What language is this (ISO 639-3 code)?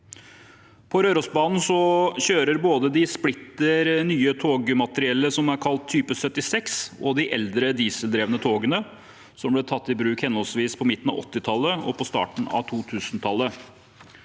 nor